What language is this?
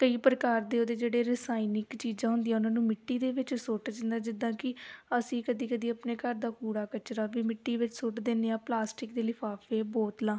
Punjabi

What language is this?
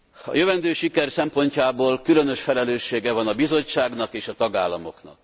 Hungarian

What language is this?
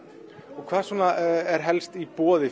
Icelandic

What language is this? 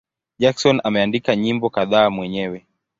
Swahili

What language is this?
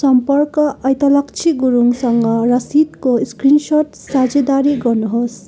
Nepali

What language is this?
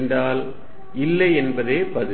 Tamil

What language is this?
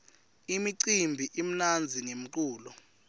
Swati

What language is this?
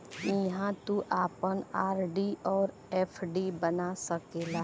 Bhojpuri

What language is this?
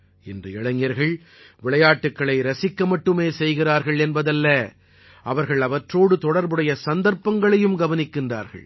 Tamil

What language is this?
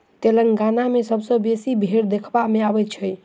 Maithili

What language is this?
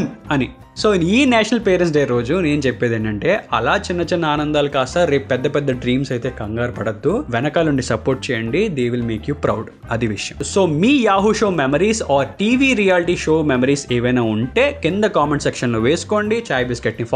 Telugu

